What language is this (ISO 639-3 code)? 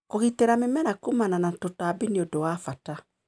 kik